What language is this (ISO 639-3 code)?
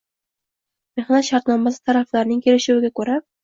uzb